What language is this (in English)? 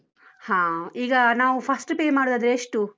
Kannada